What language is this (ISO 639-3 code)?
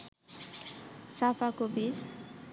ben